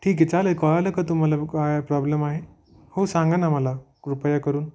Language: Marathi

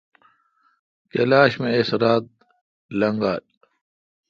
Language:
Kalkoti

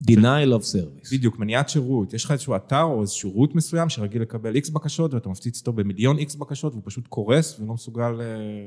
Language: Hebrew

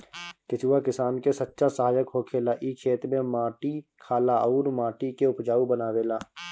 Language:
Bhojpuri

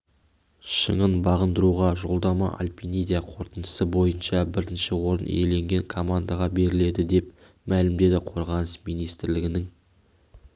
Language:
Kazakh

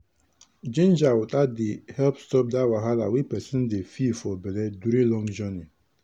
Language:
Nigerian Pidgin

